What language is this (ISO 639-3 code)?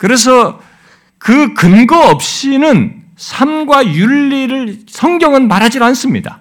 kor